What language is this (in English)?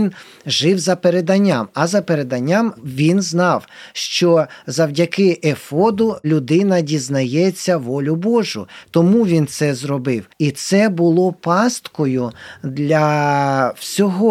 Ukrainian